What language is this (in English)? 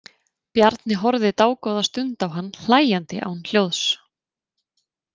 Icelandic